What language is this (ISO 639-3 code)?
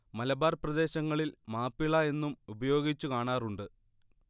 mal